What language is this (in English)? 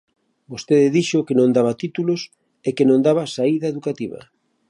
Galician